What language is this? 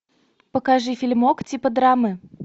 Russian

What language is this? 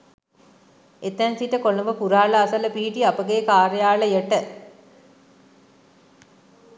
Sinhala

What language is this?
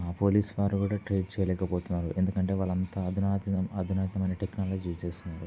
Telugu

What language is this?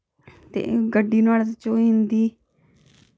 Dogri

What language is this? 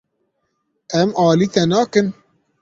Kurdish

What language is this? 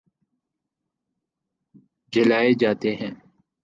Urdu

